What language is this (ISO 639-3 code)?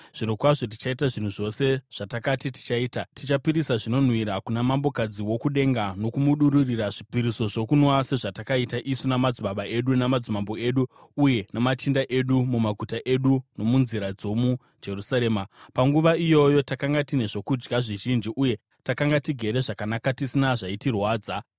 sna